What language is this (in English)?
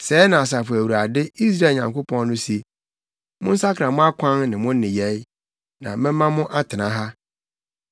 Akan